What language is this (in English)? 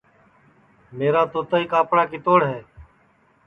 Sansi